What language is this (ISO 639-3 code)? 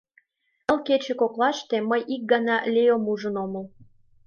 chm